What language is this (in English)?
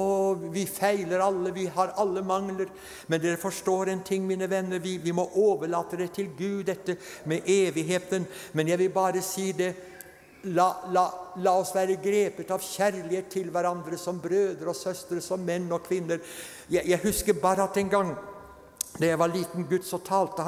Norwegian